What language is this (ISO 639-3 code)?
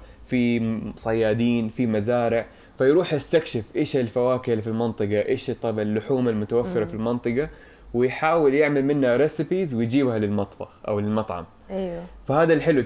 ara